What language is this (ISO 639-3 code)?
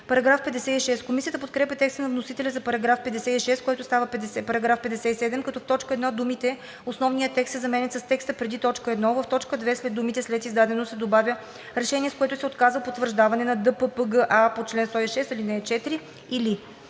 bul